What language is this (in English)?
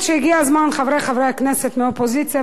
Hebrew